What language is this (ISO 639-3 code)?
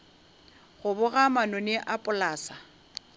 nso